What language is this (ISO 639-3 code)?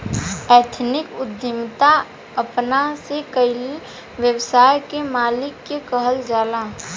bho